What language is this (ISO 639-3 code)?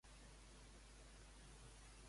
cat